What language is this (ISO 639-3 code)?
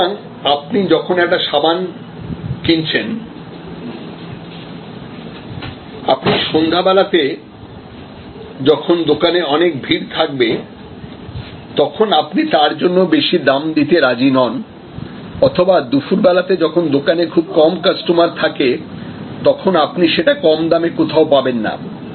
ben